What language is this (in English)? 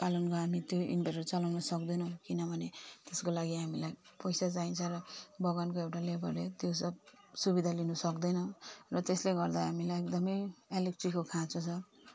Nepali